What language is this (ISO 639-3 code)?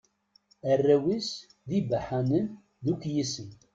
kab